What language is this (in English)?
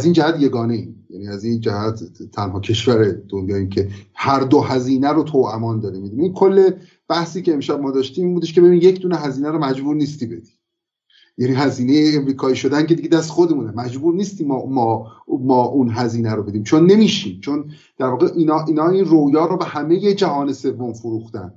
Persian